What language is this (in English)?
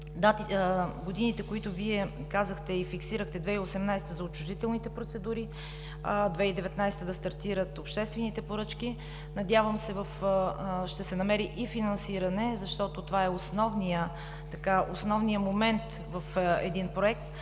Bulgarian